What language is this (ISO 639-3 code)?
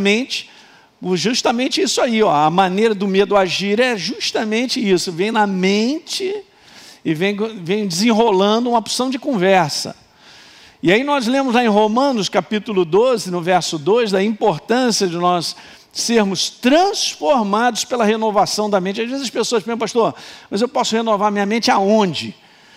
por